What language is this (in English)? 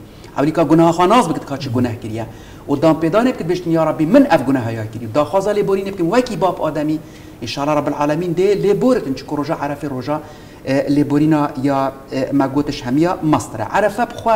Arabic